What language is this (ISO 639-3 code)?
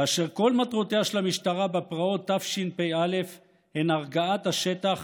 heb